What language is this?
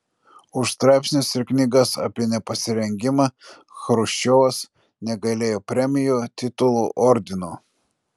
Lithuanian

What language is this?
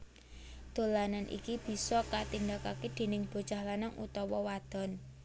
Javanese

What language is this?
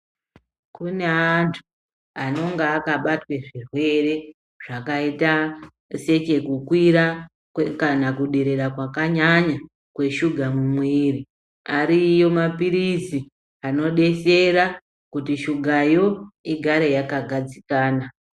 Ndau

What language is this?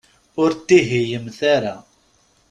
Kabyle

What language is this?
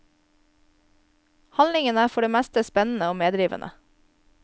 Norwegian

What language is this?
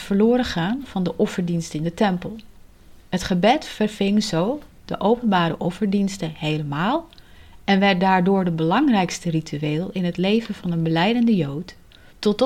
Dutch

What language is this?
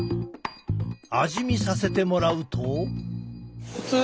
Japanese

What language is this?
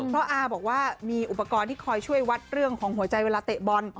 Thai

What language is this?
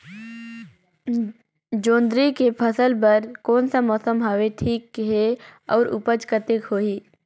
Chhattisgarhi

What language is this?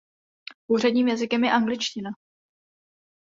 Czech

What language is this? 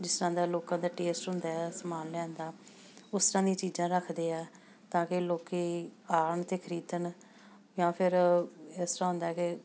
Punjabi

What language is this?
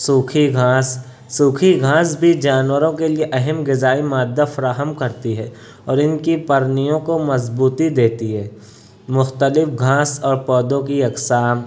Urdu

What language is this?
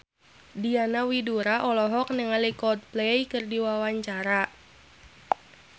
Sundanese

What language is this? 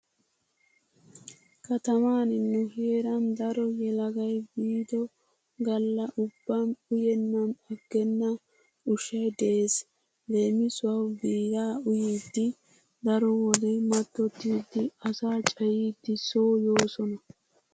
Wolaytta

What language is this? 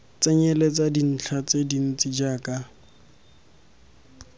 Tswana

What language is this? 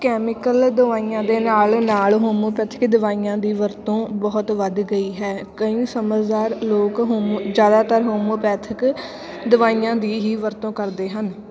Punjabi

